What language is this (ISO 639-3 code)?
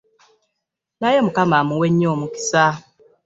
lug